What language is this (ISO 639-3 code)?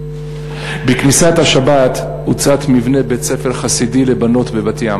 heb